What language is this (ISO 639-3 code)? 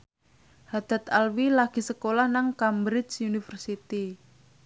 jav